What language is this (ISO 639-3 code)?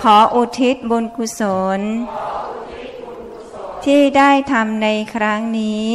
tha